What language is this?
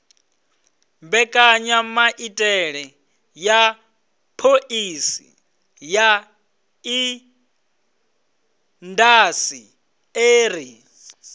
Venda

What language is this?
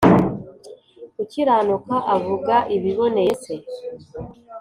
Kinyarwanda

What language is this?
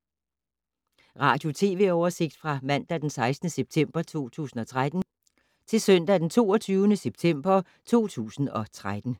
Danish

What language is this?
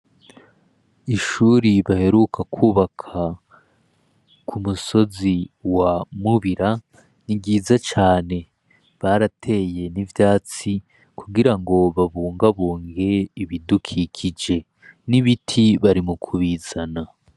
Rundi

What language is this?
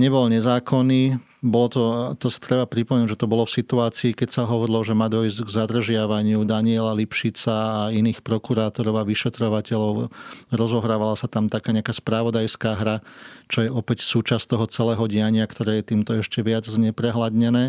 Slovak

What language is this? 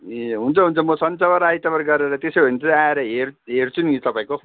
Nepali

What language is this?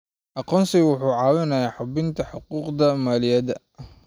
Somali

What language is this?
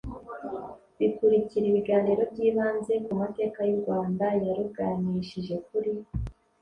Kinyarwanda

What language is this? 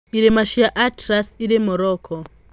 Kikuyu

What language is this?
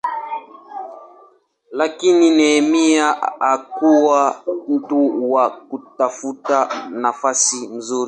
Swahili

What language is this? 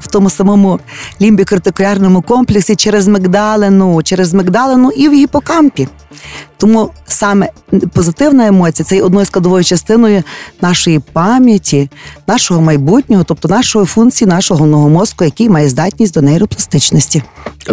Ukrainian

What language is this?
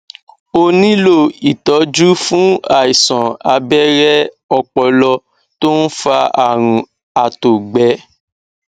Yoruba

